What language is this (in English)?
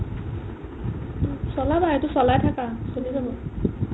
Assamese